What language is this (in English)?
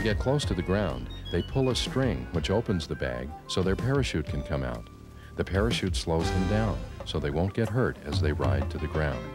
English